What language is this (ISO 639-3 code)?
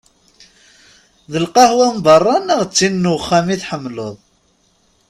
kab